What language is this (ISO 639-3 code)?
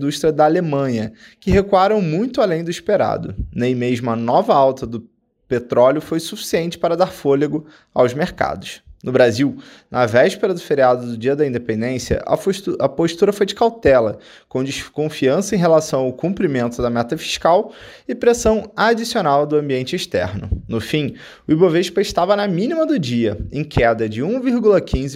por